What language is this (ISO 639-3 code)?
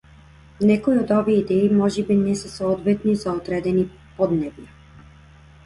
mkd